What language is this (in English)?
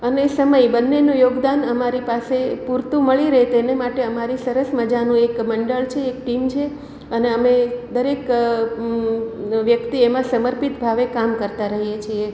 Gujarati